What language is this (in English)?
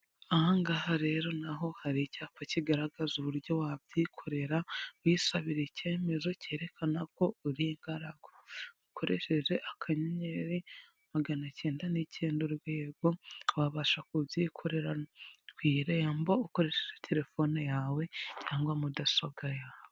Kinyarwanda